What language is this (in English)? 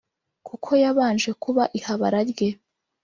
Kinyarwanda